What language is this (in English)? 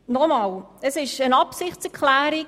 Swiss German